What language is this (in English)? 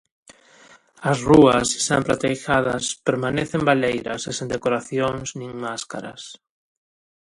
Galician